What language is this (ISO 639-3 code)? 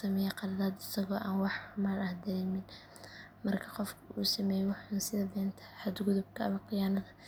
som